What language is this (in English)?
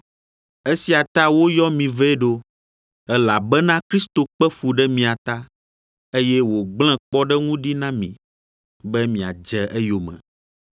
Ewe